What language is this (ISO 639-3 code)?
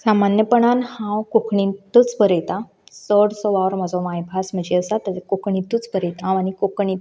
kok